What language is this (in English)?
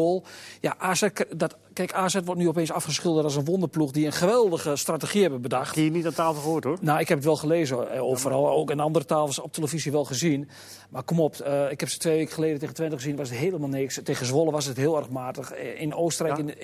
Dutch